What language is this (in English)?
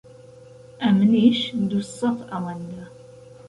Central Kurdish